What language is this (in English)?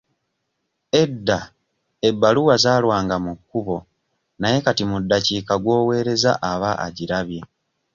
Ganda